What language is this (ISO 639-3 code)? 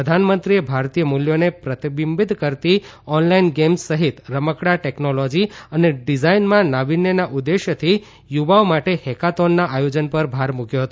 guj